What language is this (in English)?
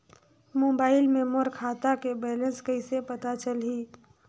Chhattisgarhi